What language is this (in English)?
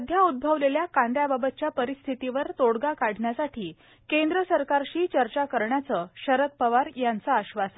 Marathi